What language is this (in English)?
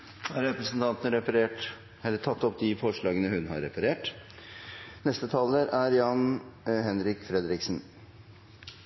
Norwegian